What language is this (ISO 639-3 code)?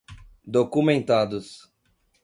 por